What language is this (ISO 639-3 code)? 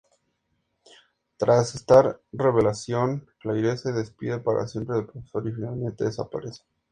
spa